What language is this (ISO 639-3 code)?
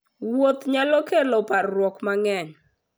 luo